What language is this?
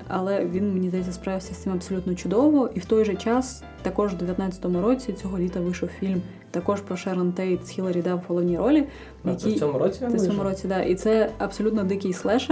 Ukrainian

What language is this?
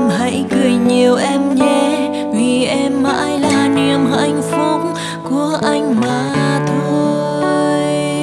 Vietnamese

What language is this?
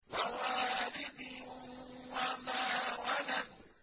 Arabic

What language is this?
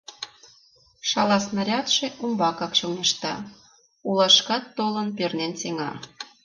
Mari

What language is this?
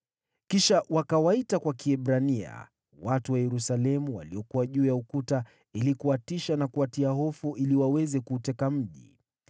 Swahili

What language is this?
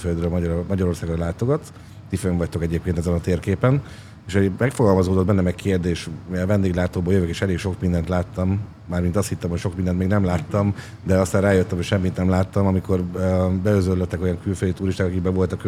Hungarian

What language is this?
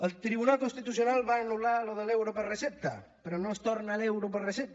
Catalan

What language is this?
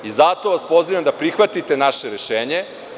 Serbian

